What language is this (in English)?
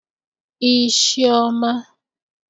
Igbo